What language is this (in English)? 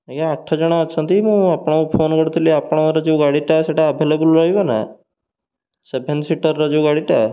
Odia